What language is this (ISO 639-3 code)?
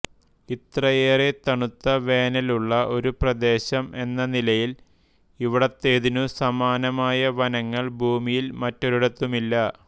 mal